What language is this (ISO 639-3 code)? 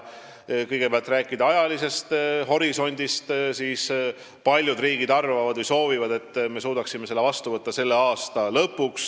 est